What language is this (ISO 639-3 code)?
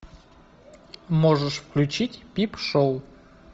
rus